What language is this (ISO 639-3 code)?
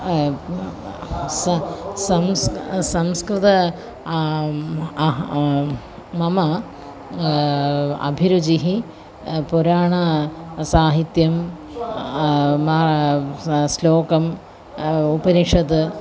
san